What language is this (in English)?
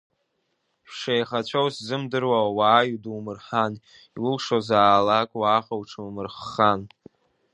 Abkhazian